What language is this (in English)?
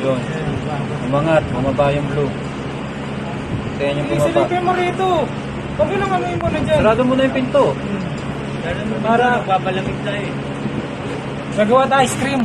Filipino